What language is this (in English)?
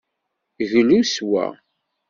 Kabyle